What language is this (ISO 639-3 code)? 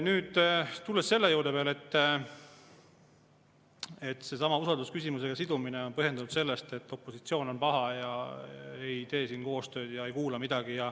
est